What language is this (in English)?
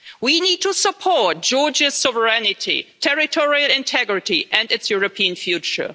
English